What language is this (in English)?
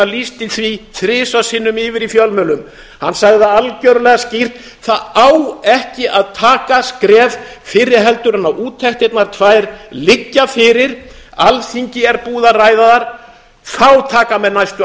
Icelandic